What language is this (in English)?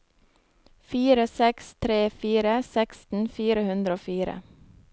Norwegian